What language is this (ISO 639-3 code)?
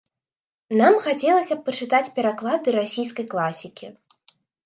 bel